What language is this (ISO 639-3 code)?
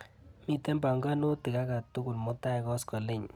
kln